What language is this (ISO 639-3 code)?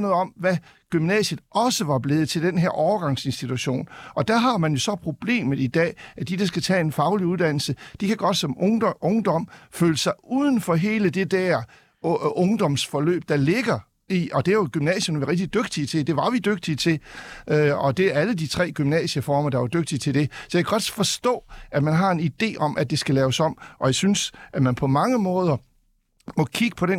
dan